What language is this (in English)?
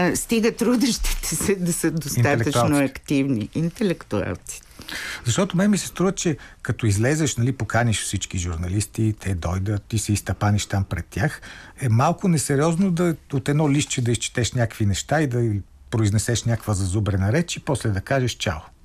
Bulgarian